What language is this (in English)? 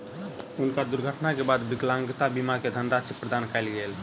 Maithili